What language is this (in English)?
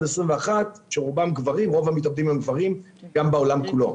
Hebrew